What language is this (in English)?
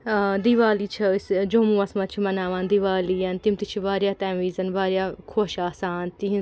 Kashmiri